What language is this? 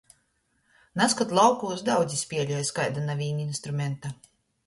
Latgalian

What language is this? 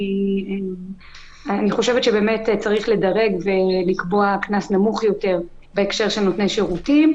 Hebrew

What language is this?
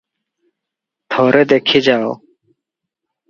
Odia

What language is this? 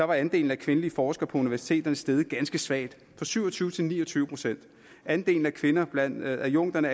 Danish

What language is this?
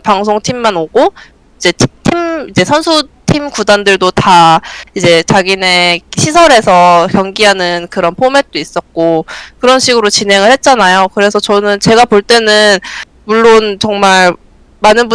Korean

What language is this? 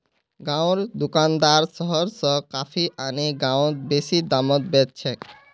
Magahi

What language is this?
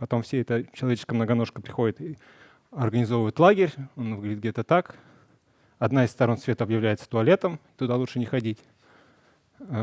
Russian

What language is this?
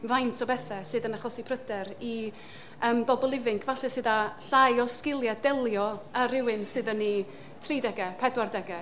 Welsh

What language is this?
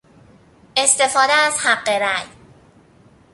Persian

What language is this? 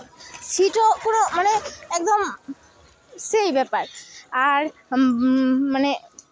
Santali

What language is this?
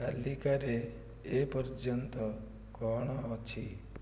Odia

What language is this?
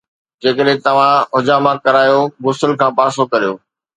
Sindhi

